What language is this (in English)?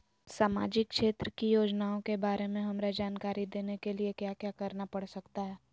Magahi